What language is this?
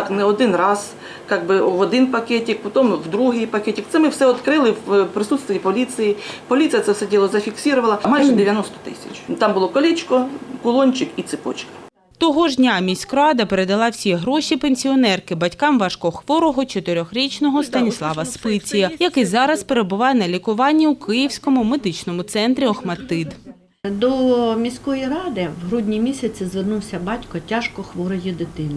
Ukrainian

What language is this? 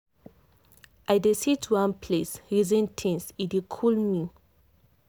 Nigerian Pidgin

